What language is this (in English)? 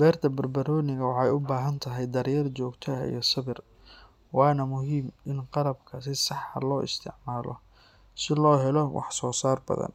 Somali